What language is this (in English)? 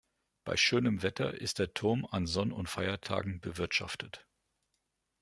German